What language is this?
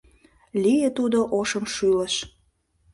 Mari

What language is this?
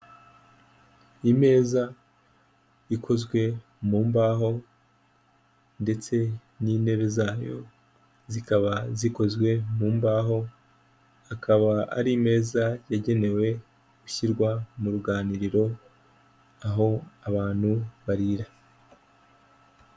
Kinyarwanda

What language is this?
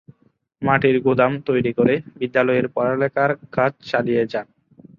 Bangla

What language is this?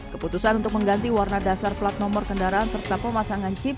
Indonesian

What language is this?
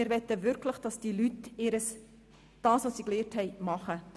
Swiss German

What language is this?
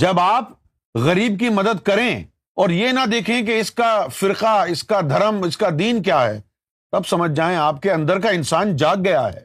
Urdu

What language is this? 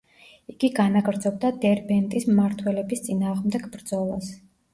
Georgian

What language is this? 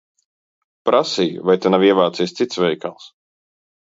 Latvian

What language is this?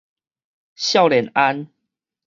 Min Nan Chinese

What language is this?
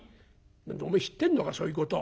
Japanese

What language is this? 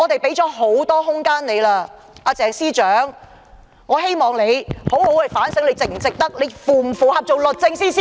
Cantonese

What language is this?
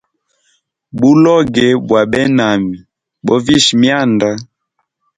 Hemba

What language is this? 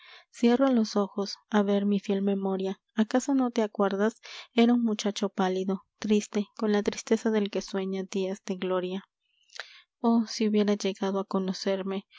Spanish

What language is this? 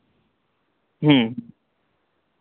Santali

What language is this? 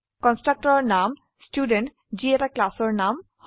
Assamese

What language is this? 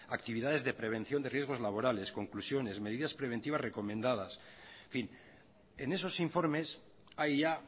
Spanish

